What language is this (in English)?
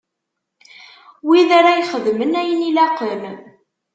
Kabyle